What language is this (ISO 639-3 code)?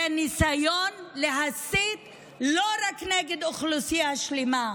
heb